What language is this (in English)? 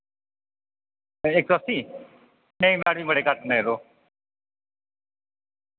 Dogri